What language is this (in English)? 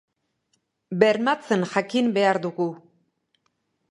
Basque